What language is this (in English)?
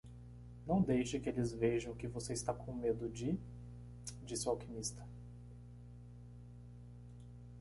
Portuguese